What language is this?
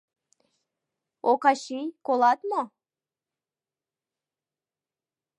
Mari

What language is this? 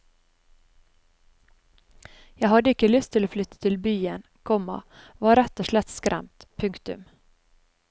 Norwegian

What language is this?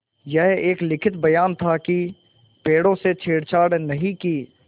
Hindi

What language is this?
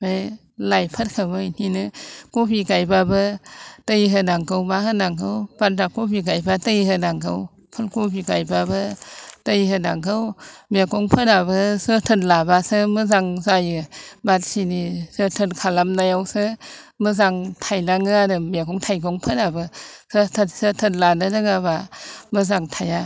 Bodo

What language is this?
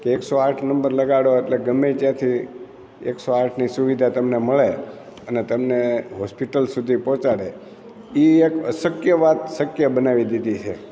Gujarati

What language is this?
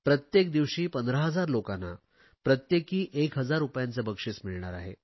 Marathi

